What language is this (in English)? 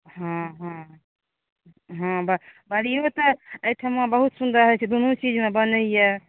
Maithili